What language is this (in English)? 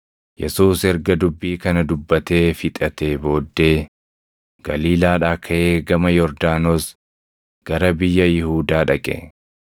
Oromo